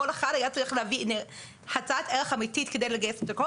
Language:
Hebrew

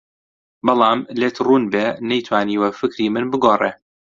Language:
Central Kurdish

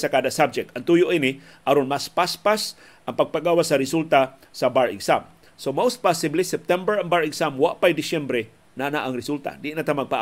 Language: Filipino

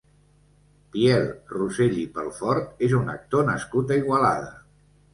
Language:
Catalan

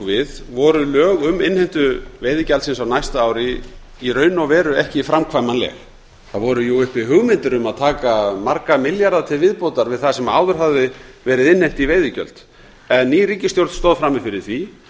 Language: Icelandic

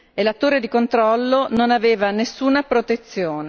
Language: Italian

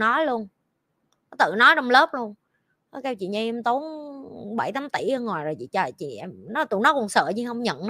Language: Vietnamese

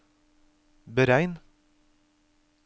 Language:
Norwegian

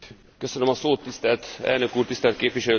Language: Hungarian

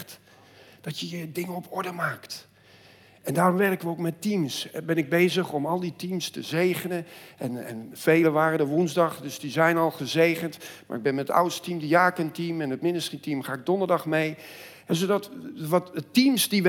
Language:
Dutch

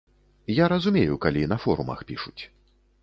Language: Belarusian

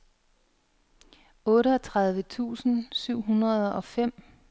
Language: Danish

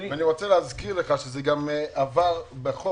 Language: Hebrew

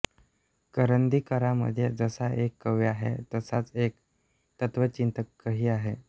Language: Marathi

